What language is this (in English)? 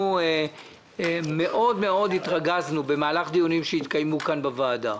Hebrew